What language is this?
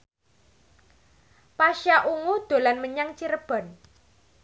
Javanese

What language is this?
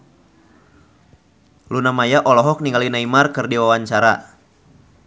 Sundanese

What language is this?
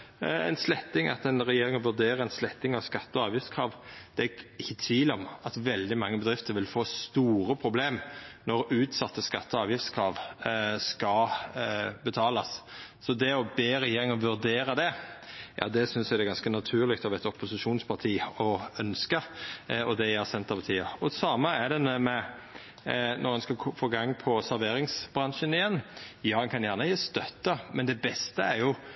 Norwegian Nynorsk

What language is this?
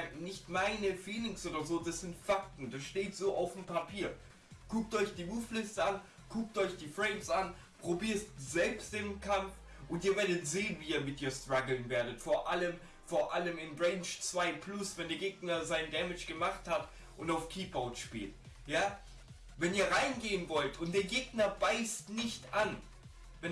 German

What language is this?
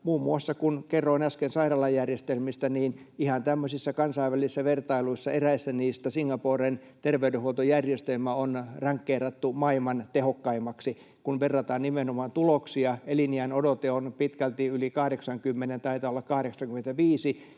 Finnish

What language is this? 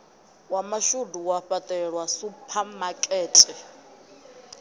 Venda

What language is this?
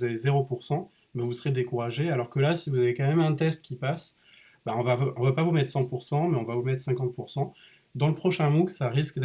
French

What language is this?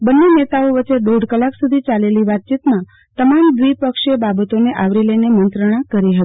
Gujarati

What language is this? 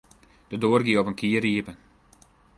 Western Frisian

